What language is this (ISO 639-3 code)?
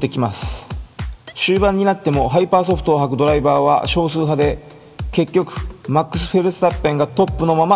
jpn